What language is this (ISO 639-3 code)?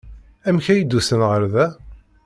kab